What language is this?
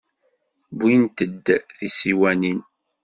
Kabyle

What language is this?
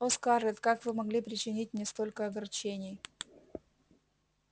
Russian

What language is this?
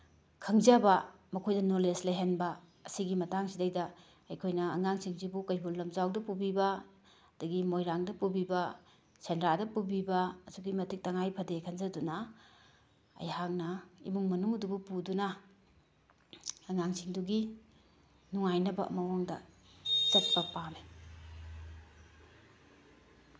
Manipuri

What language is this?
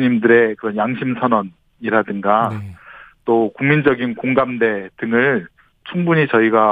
Korean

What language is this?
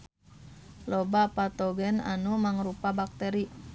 Sundanese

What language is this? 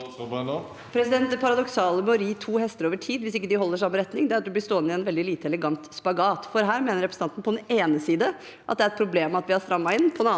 Norwegian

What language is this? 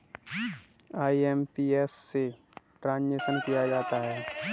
Hindi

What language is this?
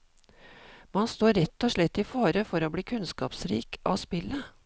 Norwegian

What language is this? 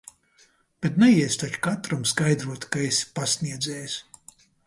Latvian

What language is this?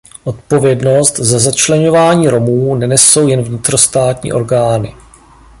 Czech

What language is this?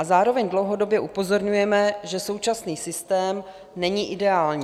Czech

